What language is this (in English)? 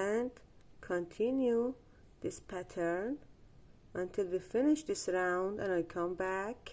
English